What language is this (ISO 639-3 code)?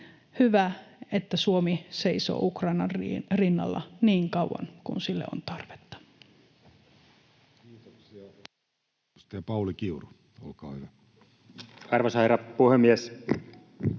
fin